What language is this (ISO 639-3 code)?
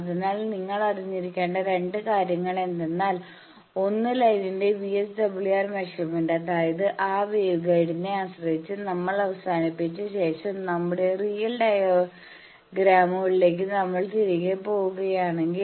mal